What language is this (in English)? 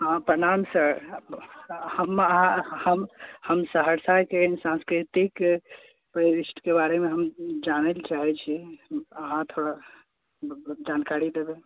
Maithili